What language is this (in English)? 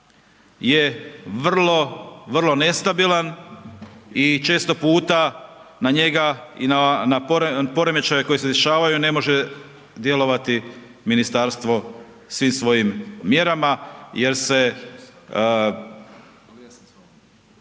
Croatian